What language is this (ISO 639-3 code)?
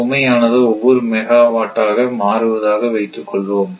tam